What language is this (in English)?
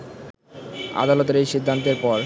Bangla